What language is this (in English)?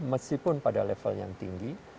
Indonesian